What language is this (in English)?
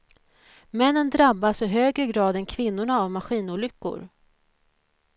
Swedish